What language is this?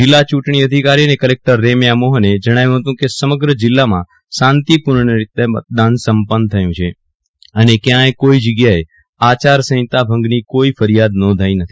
Gujarati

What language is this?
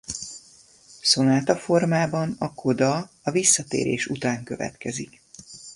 Hungarian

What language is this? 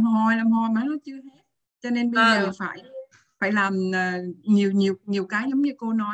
Vietnamese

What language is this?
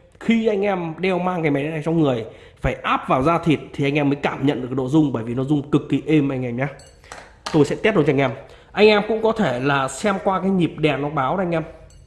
Vietnamese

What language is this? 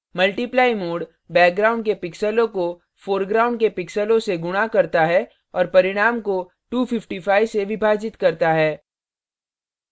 Hindi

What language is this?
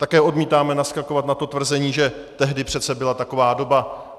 Czech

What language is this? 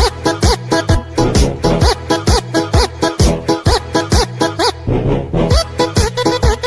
Indonesian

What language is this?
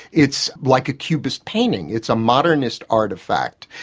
English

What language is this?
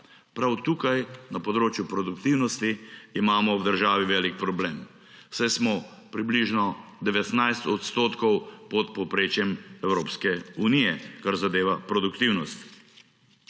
Slovenian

